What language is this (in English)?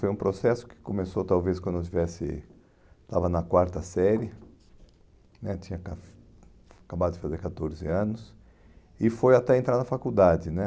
Portuguese